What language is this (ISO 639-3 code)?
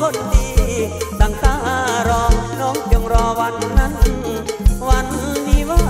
tha